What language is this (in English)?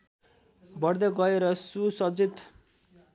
Nepali